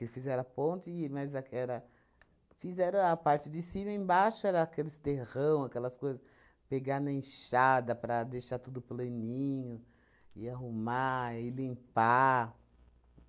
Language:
Portuguese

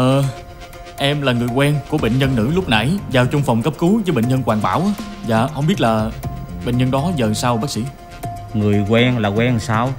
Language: Vietnamese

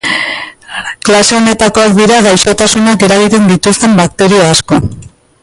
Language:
Basque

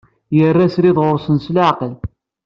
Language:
Kabyle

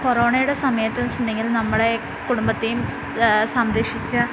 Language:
Malayalam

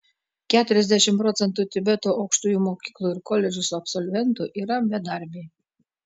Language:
Lithuanian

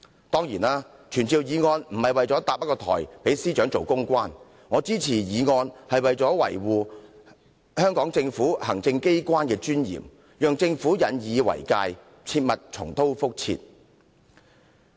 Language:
Cantonese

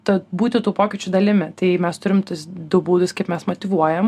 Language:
Lithuanian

